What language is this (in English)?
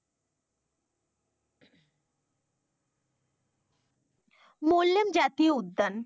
Bangla